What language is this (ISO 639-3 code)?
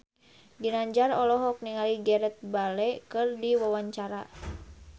sun